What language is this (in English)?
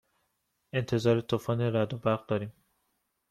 Persian